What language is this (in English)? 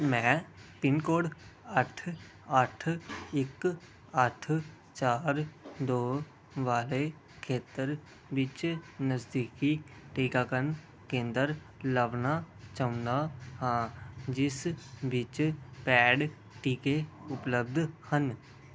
Punjabi